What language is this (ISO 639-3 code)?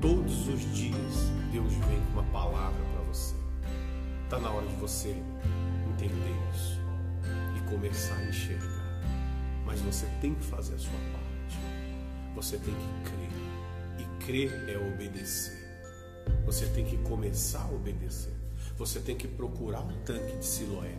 por